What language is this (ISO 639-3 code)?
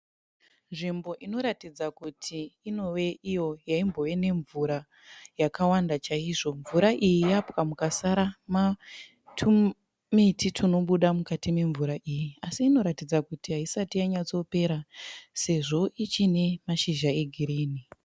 sna